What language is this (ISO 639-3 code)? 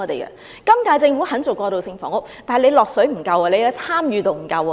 yue